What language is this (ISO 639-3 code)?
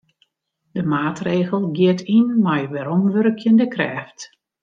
fry